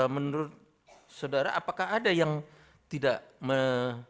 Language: Indonesian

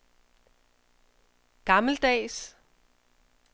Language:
Danish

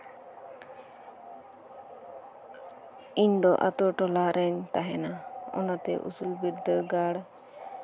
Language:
Santali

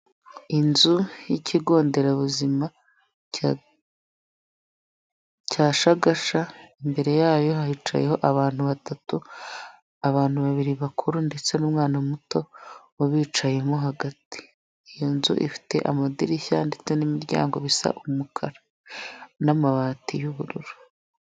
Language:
Kinyarwanda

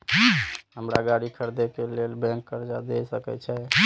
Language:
Maithili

